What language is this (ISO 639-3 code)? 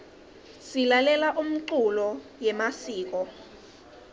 ssw